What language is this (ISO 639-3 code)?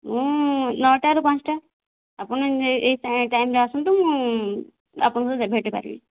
ori